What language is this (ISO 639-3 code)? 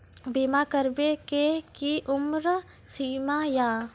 mai